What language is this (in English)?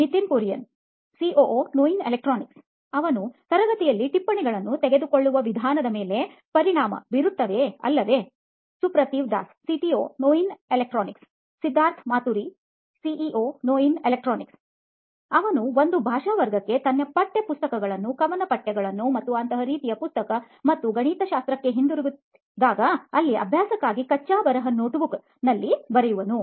Kannada